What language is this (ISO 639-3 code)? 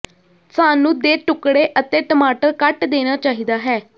pan